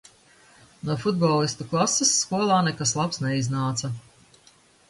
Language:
Latvian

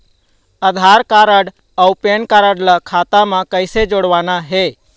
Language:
Chhattisgarhi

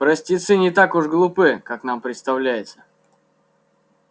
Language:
Russian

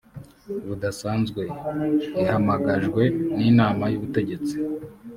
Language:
Kinyarwanda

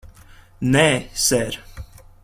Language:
Latvian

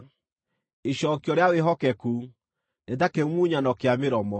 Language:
Kikuyu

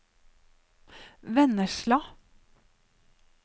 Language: Norwegian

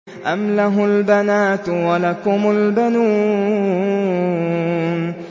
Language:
Arabic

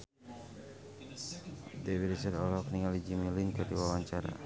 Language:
Sundanese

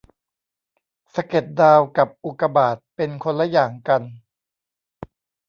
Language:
Thai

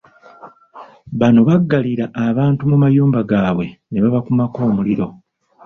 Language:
Ganda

